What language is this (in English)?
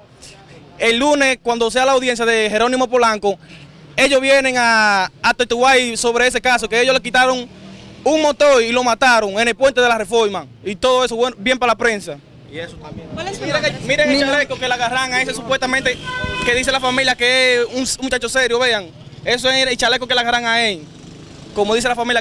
Spanish